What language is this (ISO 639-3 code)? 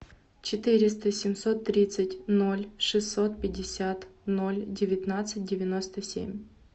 rus